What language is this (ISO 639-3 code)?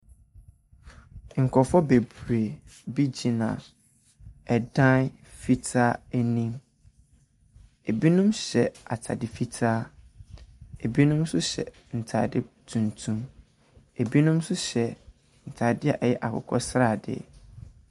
aka